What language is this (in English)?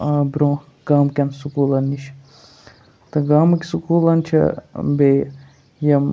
Kashmiri